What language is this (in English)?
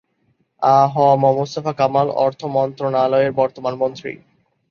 Bangla